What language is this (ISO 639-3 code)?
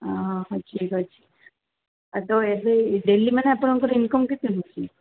ori